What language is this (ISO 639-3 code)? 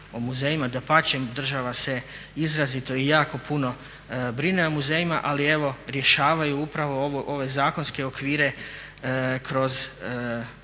hrv